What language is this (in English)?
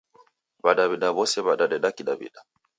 Taita